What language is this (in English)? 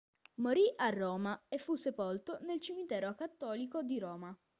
Italian